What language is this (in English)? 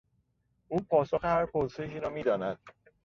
Persian